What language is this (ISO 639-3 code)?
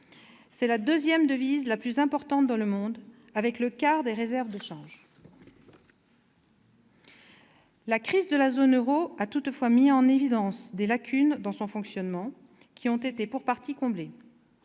fra